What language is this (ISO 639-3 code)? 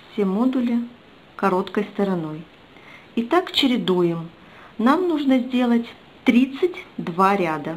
rus